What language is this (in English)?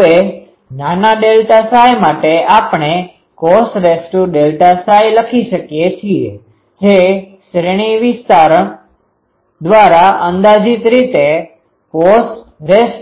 Gujarati